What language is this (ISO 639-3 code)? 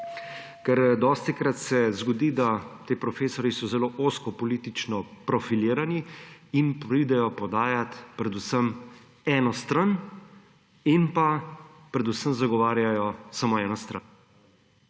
slv